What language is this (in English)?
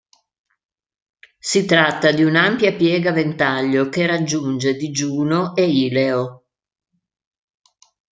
Italian